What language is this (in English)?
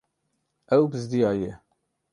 Kurdish